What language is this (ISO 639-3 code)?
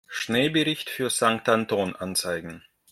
deu